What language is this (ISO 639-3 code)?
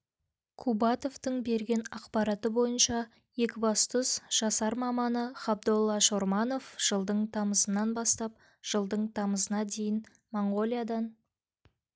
kaz